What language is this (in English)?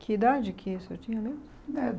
Portuguese